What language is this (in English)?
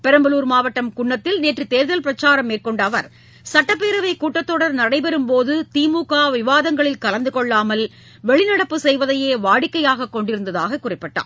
Tamil